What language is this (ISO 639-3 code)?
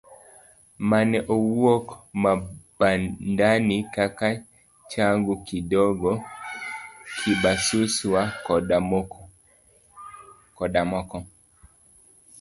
luo